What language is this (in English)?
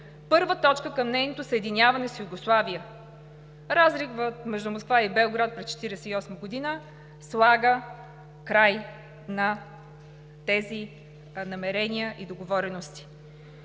Bulgarian